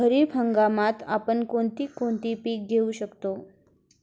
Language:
Marathi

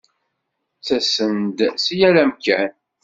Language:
Kabyle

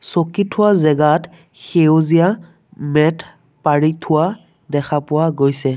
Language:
Assamese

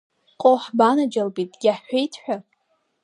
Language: Abkhazian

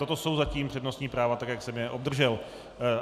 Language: Czech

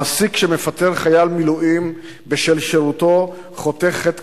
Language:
Hebrew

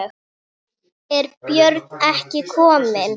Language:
Icelandic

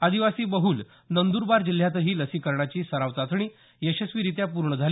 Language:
Marathi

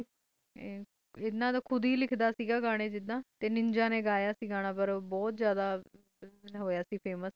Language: Punjabi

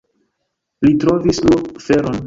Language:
Esperanto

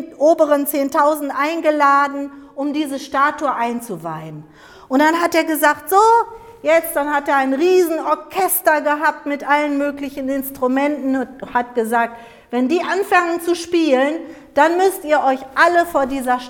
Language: German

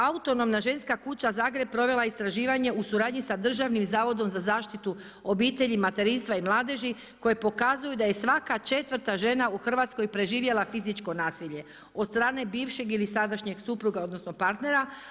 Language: Croatian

